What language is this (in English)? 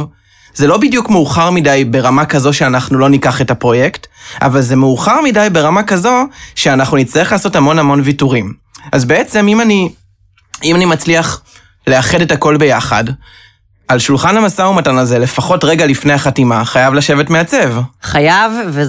Hebrew